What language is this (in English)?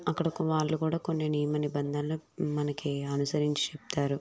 Telugu